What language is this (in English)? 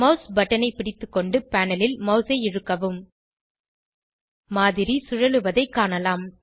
Tamil